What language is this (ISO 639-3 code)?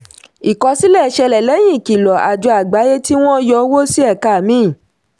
yor